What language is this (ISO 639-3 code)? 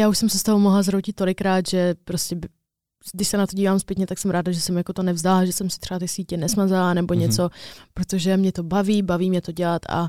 ces